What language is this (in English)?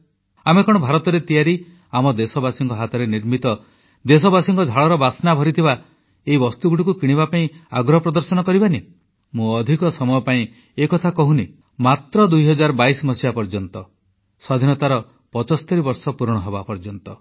Odia